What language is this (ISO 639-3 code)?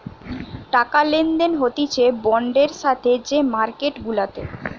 ben